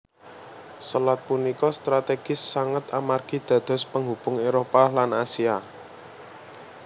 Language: Javanese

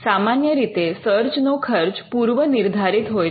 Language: Gujarati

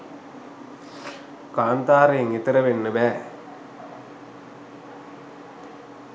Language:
Sinhala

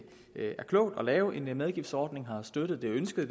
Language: Danish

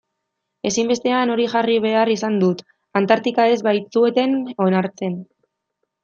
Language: Basque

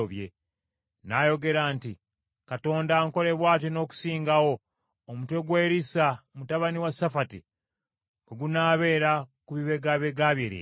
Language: Ganda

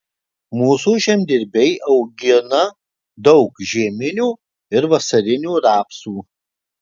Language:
Lithuanian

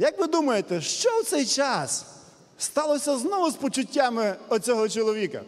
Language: Ukrainian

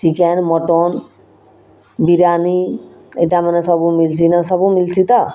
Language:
Odia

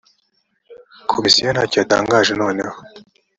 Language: Kinyarwanda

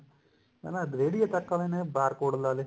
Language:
Punjabi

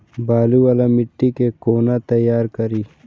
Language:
Maithili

